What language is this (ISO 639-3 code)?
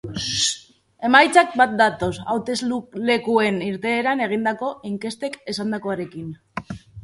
eus